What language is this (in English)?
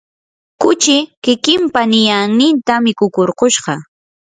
Yanahuanca Pasco Quechua